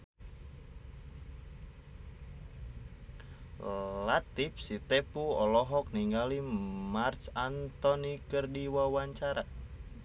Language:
Sundanese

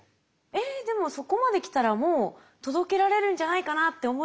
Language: Japanese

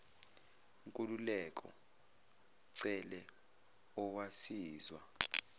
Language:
Zulu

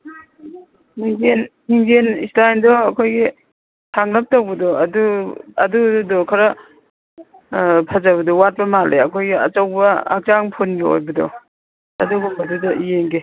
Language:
Manipuri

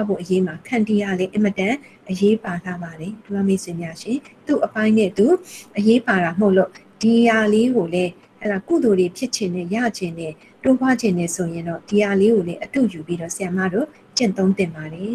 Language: Korean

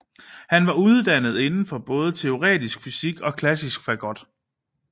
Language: Danish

